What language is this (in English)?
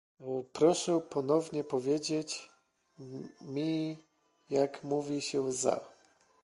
Polish